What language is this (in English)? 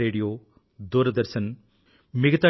Telugu